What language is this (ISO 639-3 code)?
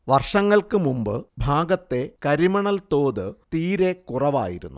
mal